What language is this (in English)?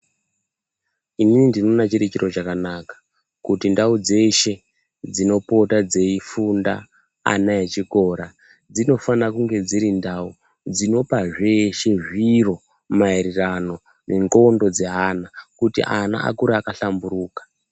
Ndau